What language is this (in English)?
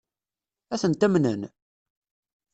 Kabyle